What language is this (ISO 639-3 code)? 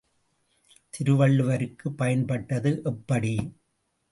tam